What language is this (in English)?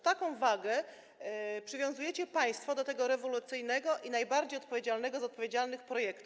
Polish